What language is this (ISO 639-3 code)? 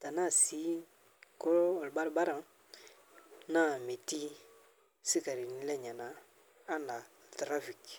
mas